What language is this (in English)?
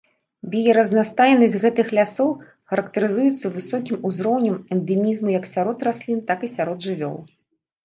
Belarusian